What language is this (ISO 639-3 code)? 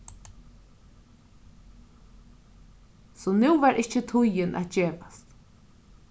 fao